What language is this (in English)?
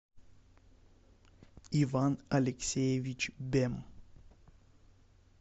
Russian